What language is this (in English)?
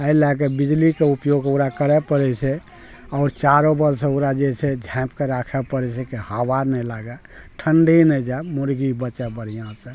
Maithili